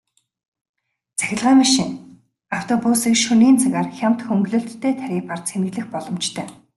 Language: Mongolian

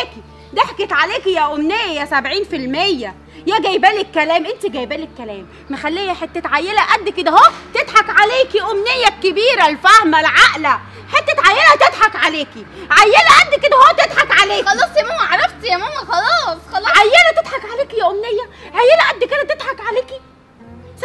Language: Arabic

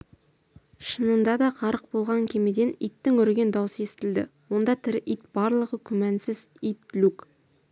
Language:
Kazakh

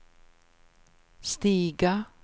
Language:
Swedish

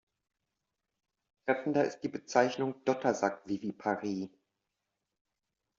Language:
German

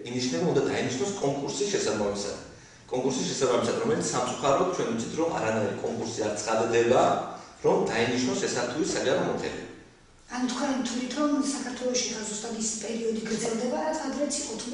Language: Greek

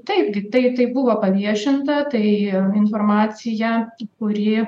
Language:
Lithuanian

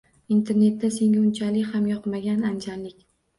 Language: Uzbek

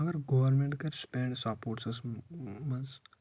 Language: Kashmiri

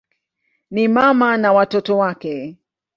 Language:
Swahili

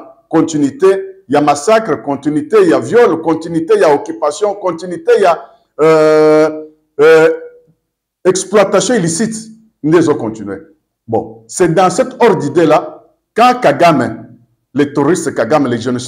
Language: French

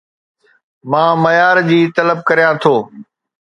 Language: Sindhi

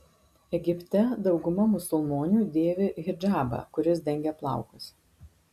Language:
Lithuanian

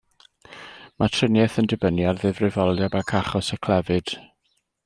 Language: Welsh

